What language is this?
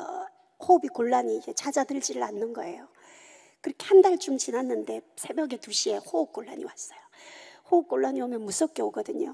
Korean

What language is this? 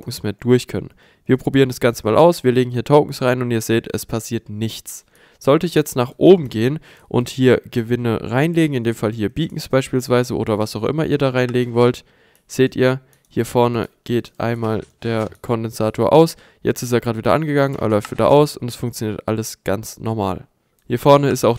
German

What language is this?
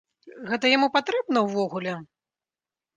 Belarusian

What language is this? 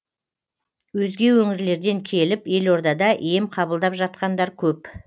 Kazakh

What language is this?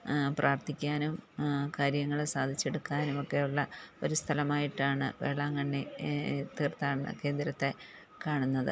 Malayalam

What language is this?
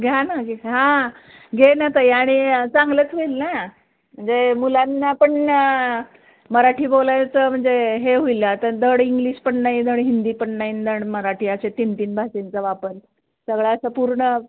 Marathi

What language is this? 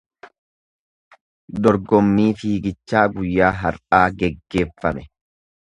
Oromo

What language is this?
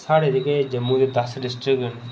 Dogri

